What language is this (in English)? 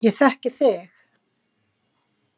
Icelandic